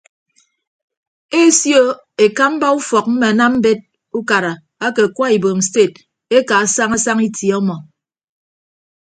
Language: Ibibio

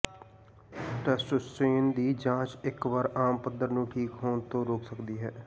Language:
Punjabi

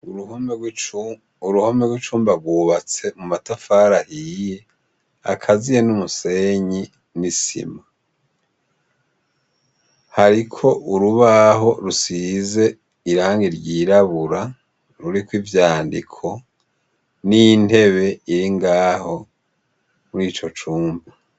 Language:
Rundi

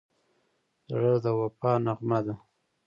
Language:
Pashto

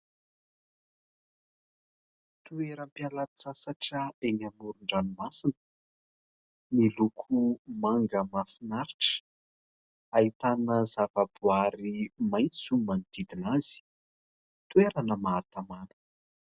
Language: Malagasy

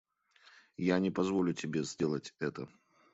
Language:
Russian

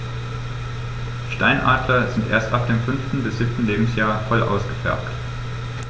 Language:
German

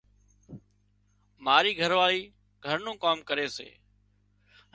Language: Wadiyara Koli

